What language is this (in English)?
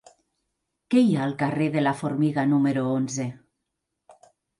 Catalan